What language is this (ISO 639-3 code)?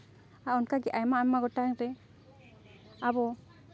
sat